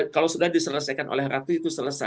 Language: Indonesian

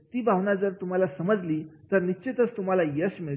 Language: Marathi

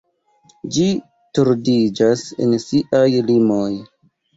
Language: Esperanto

